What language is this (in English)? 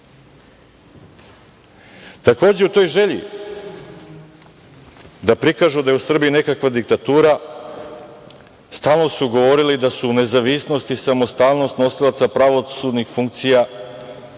Serbian